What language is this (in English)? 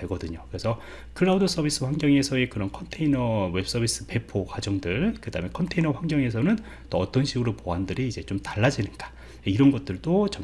Korean